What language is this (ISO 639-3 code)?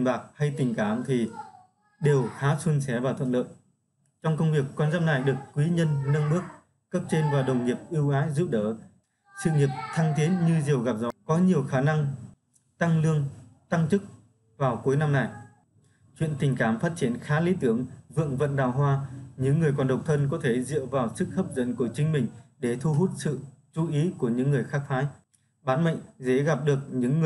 vie